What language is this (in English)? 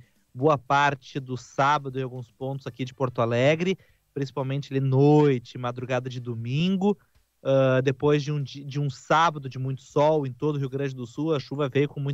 Portuguese